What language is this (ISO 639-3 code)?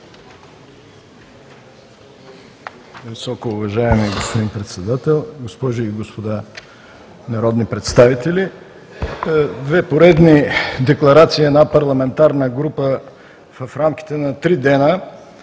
bul